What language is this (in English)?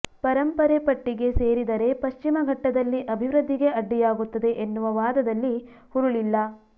Kannada